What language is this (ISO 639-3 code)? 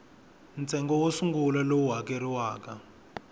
tso